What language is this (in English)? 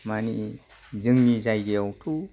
Bodo